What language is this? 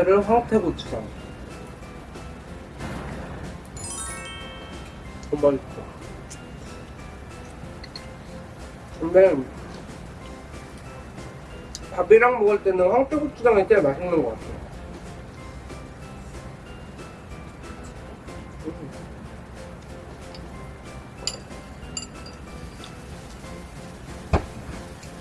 Korean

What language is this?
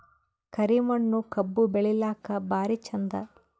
Kannada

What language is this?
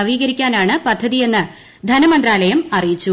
Malayalam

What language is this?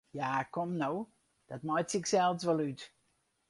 Western Frisian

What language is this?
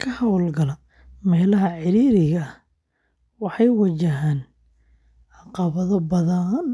Somali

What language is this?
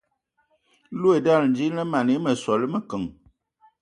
Ewondo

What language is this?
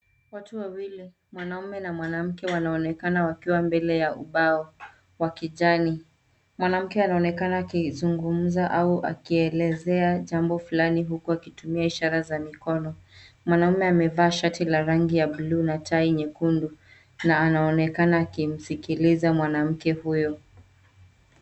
Swahili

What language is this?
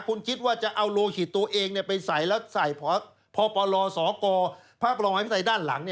Thai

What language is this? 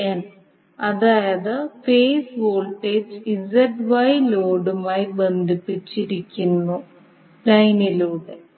Malayalam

